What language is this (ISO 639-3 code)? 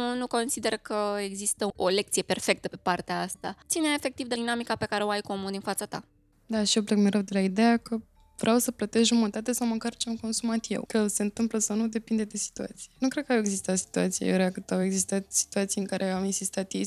ron